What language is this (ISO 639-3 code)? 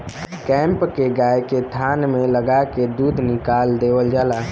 bho